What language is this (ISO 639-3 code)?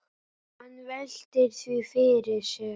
isl